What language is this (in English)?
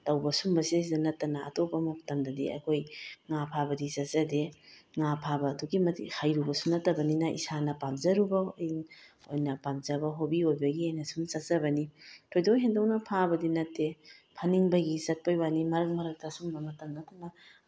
Manipuri